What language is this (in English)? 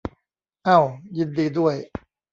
Thai